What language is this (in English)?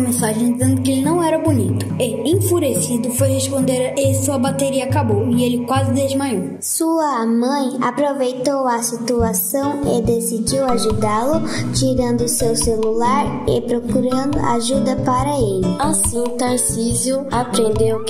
Portuguese